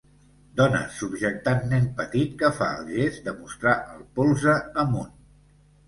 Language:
Catalan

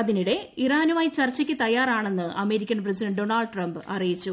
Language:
Malayalam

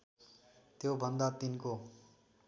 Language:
Nepali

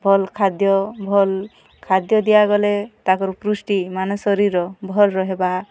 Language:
Odia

